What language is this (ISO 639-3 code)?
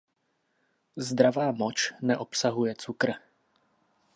ces